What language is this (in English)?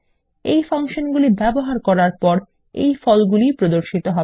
Bangla